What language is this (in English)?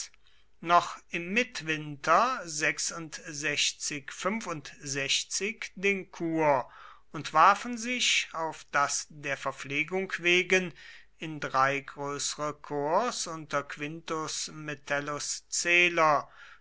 German